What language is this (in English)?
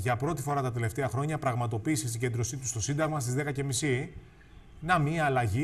Greek